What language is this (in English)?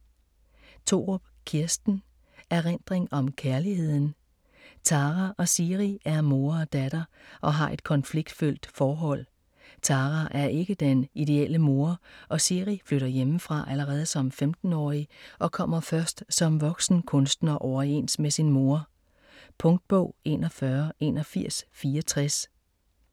Danish